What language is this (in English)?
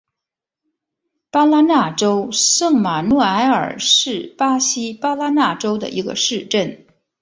Chinese